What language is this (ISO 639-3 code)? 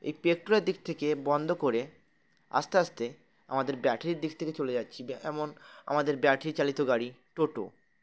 ben